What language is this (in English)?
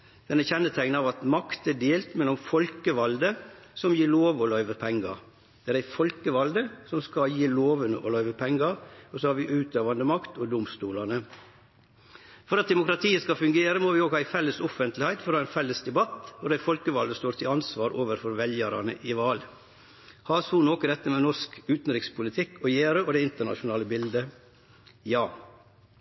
Norwegian Nynorsk